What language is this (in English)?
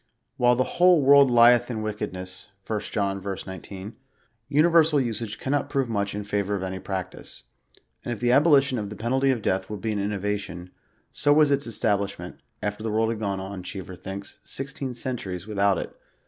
English